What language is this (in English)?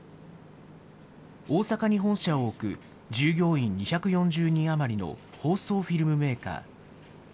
Japanese